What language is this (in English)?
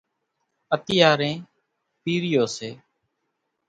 Kachi Koli